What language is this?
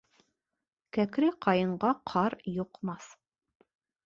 Bashkir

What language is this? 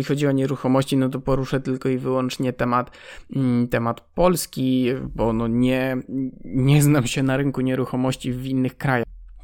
Polish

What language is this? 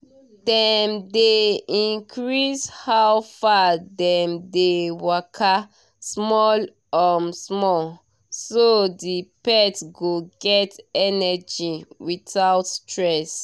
Nigerian Pidgin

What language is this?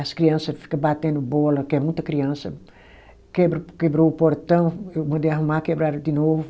Portuguese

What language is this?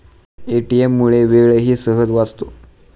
Marathi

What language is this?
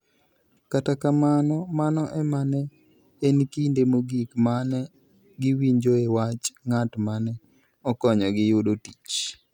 Luo (Kenya and Tanzania)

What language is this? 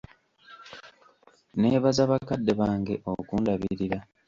Ganda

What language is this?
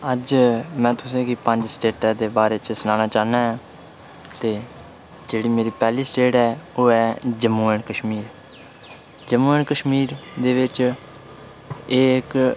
Dogri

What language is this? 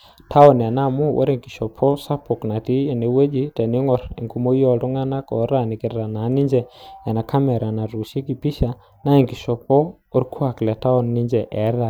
Masai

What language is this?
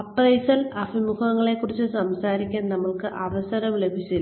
Malayalam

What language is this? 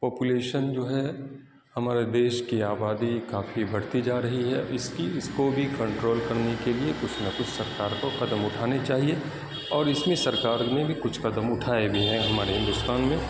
Urdu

